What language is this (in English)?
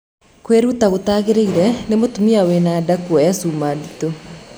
Kikuyu